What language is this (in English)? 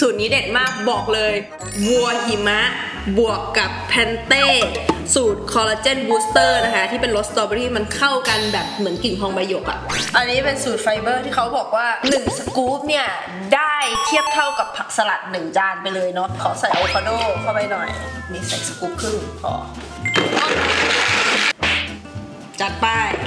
Thai